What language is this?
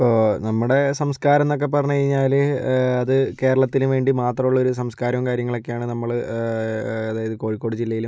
Malayalam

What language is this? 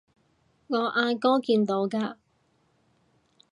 Cantonese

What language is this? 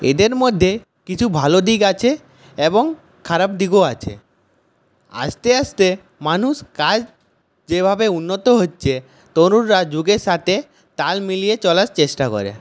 Bangla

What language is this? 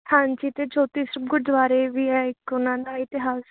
Punjabi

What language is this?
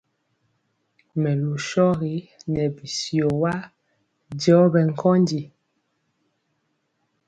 Mpiemo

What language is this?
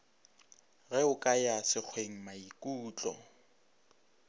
Northern Sotho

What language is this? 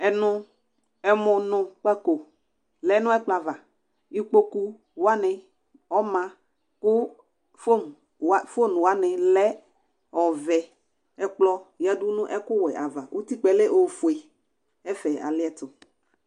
Ikposo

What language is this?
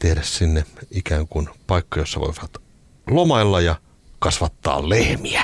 Finnish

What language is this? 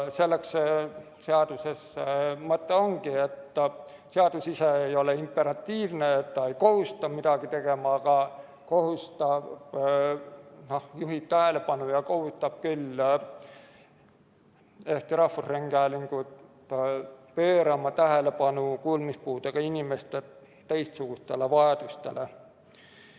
Estonian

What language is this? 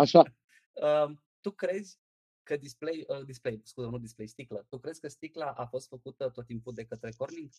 Romanian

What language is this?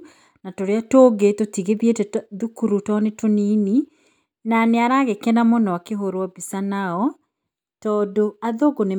Kikuyu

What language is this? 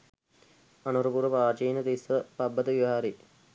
Sinhala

